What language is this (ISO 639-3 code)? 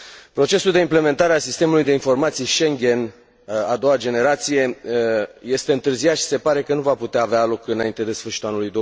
ron